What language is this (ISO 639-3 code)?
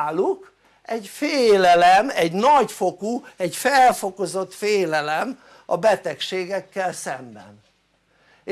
hun